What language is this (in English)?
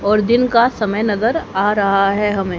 Hindi